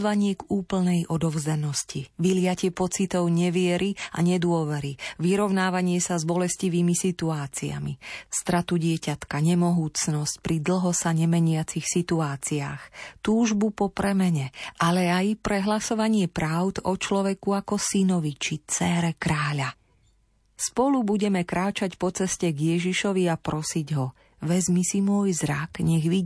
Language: Slovak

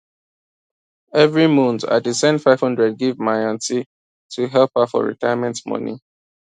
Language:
Nigerian Pidgin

